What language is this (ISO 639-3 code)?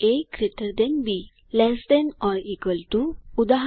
guj